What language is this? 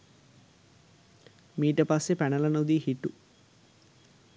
Sinhala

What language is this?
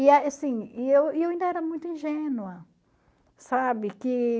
Portuguese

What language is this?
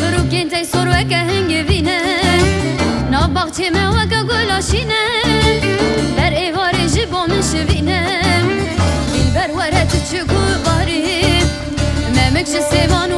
Turkish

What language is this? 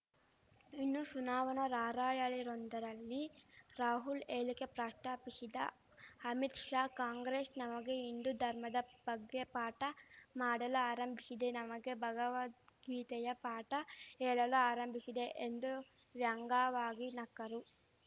Kannada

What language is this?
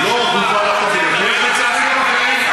Hebrew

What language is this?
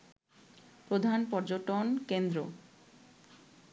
Bangla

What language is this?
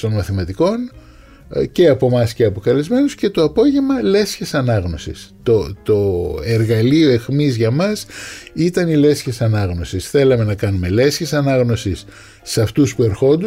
Greek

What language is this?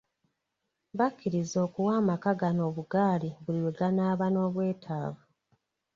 Ganda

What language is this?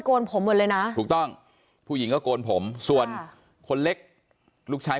Thai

